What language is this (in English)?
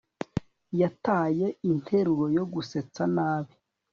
Kinyarwanda